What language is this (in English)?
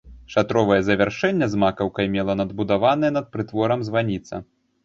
Belarusian